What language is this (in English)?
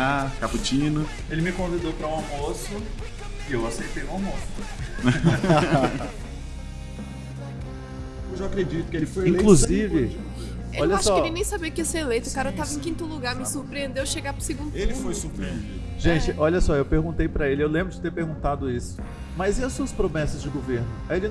Portuguese